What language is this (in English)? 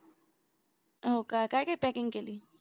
Marathi